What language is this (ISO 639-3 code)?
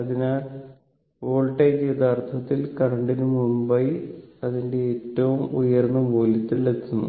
mal